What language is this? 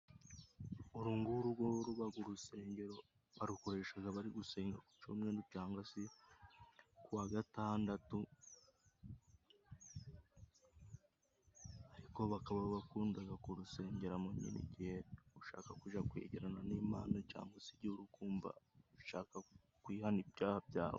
Kinyarwanda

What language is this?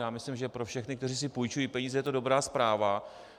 Czech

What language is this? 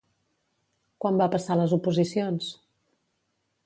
Catalan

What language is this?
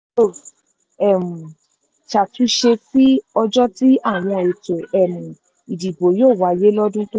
Yoruba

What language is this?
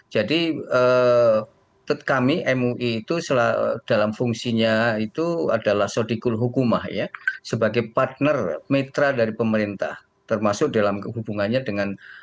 Indonesian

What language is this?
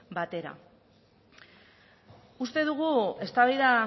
Basque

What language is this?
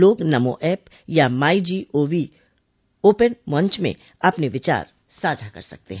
Hindi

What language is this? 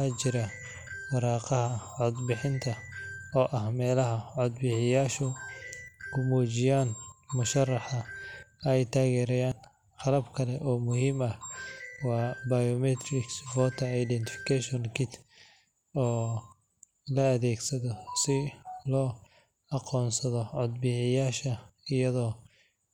Somali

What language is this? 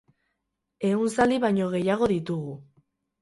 Basque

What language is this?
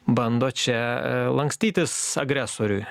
Lithuanian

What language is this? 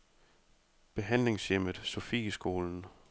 Danish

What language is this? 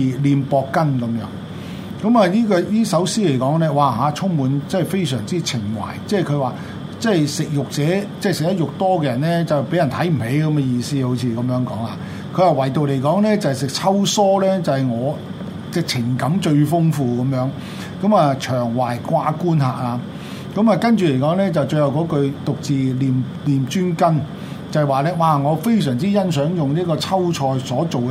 Chinese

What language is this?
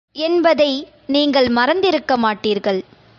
Tamil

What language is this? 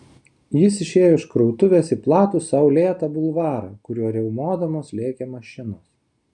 Lithuanian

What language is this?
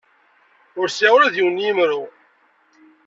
Kabyle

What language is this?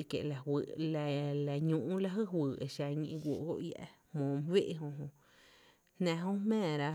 Tepinapa Chinantec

